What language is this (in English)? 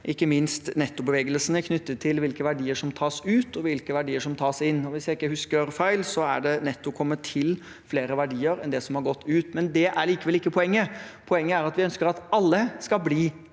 Norwegian